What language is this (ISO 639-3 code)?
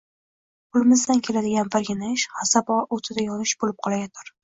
uzb